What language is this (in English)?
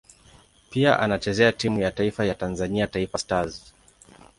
Swahili